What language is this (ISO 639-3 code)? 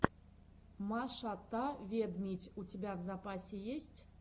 rus